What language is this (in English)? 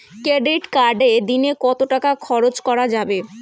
Bangla